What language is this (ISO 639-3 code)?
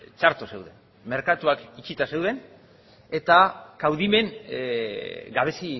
eus